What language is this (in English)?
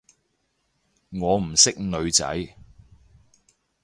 Cantonese